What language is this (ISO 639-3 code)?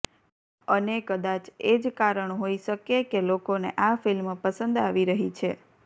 guj